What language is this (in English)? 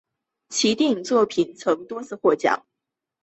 Chinese